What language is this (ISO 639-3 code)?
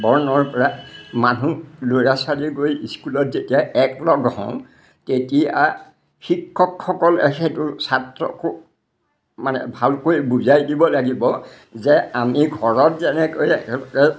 asm